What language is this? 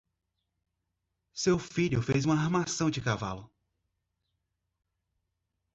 Portuguese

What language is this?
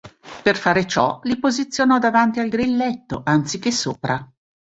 Italian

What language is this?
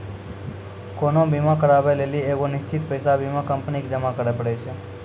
Maithili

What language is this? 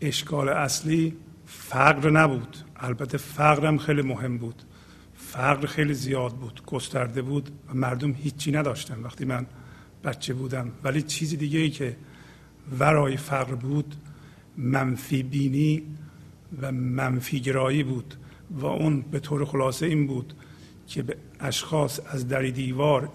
Persian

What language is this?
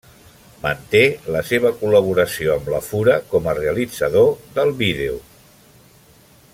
Catalan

